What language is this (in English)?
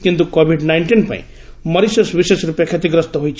Odia